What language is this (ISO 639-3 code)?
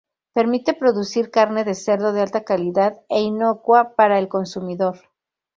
spa